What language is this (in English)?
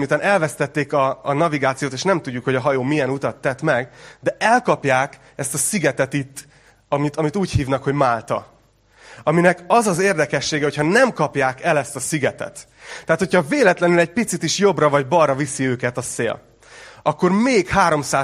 Hungarian